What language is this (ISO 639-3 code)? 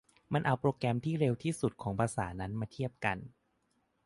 tha